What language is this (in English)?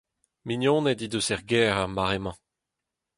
Breton